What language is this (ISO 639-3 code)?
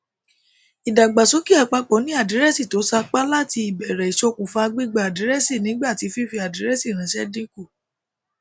yor